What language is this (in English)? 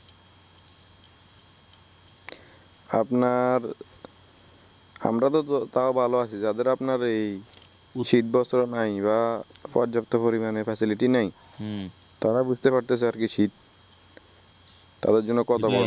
Bangla